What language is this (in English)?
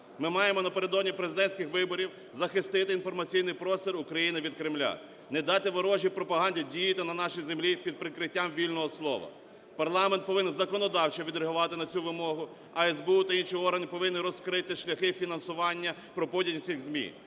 Ukrainian